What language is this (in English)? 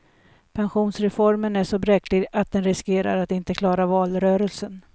Swedish